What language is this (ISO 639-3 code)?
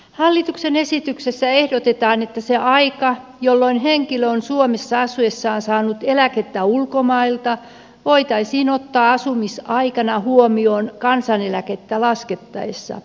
fin